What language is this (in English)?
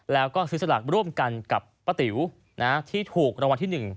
Thai